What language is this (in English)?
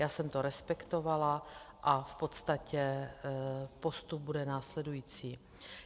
Czech